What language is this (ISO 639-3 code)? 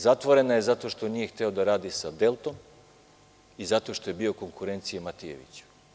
srp